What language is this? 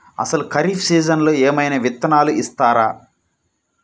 Telugu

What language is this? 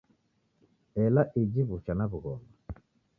Taita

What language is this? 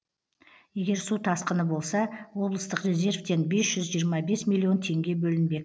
Kazakh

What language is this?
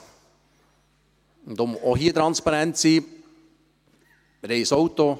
Swiss German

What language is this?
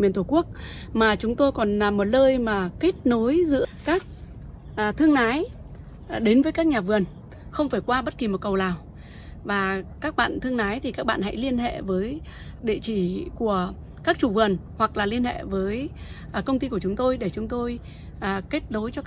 Vietnamese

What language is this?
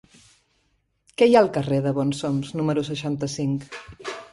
Catalan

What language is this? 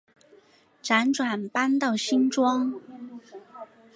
Chinese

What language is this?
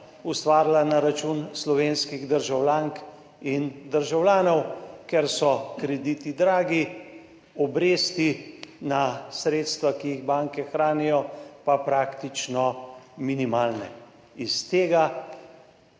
Slovenian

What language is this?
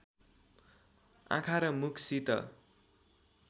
Nepali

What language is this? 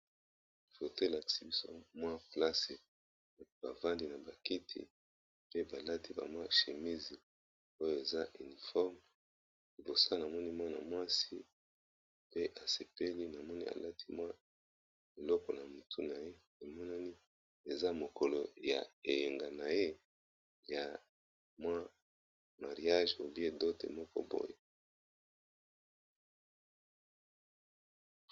Lingala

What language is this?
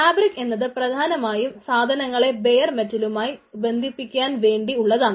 Malayalam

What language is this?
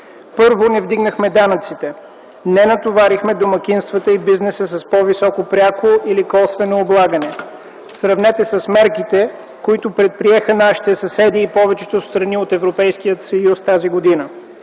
Bulgarian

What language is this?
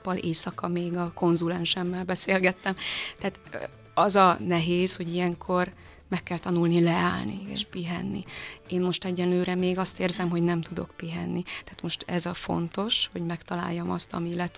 Hungarian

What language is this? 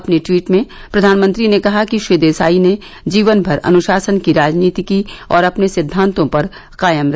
Hindi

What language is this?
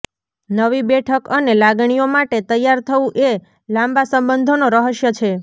Gujarati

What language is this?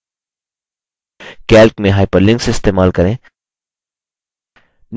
Hindi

